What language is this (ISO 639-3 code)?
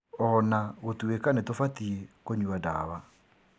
kik